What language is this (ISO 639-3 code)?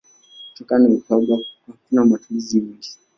swa